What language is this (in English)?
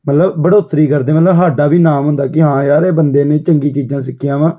Punjabi